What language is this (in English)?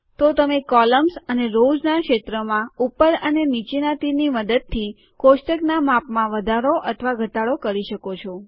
Gujarati